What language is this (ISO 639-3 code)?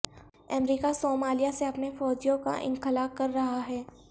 urd